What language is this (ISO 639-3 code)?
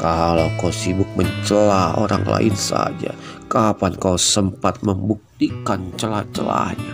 ind